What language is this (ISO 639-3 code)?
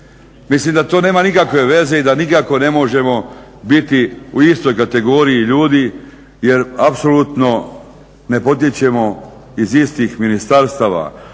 hrv